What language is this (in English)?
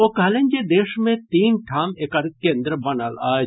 Maithili